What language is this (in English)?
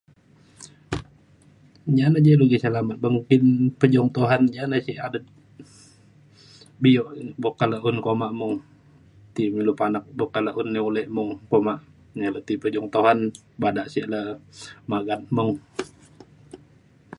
Mainstream Kenyah